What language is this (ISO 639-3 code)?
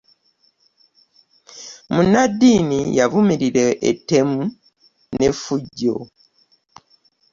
lug